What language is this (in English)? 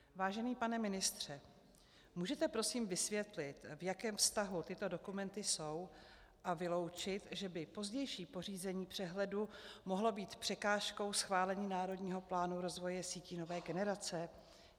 Czech